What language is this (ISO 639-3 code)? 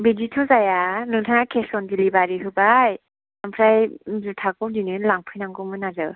brx